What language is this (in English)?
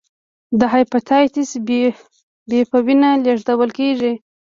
Pashto